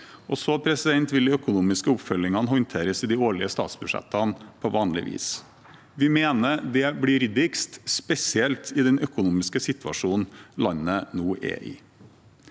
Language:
Norwegian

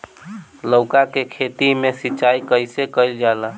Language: Bhojpuri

